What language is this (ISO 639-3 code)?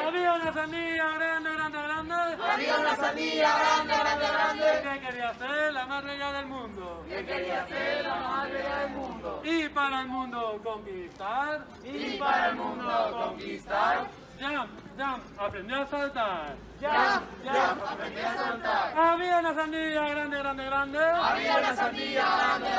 spa